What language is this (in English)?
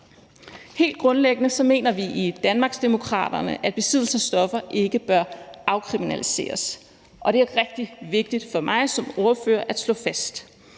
Danish